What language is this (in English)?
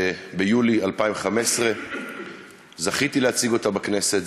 Hebrew